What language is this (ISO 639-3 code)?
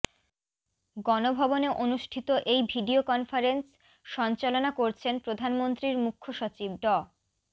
ben